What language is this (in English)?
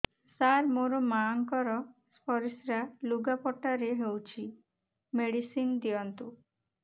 Odia